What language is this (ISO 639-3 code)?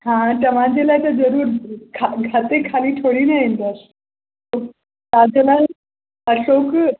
snd